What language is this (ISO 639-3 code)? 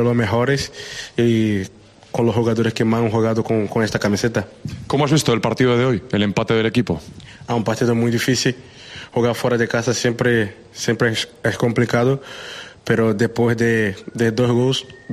spa